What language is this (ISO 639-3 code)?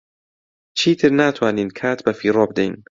ckb